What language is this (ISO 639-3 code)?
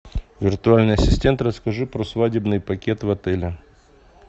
rus